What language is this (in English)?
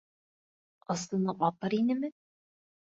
Bashkir